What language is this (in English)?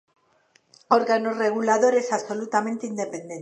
Galician